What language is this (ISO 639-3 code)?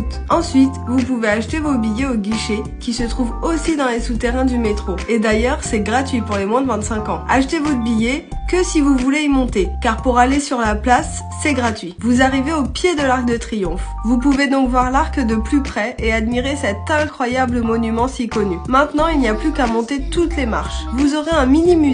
fra